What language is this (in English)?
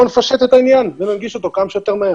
Hebrew